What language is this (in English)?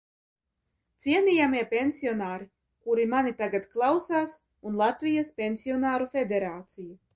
Latvian